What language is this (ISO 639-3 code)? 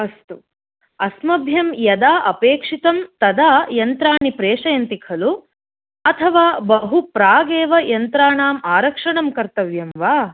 san